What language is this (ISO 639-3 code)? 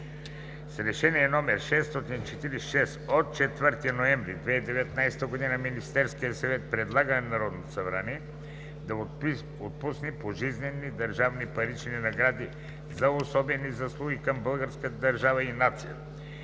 bul